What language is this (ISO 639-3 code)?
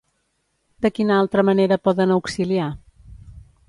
cat